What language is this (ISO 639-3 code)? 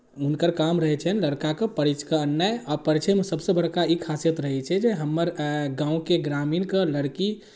mai